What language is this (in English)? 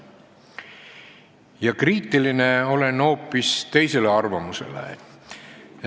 Estonian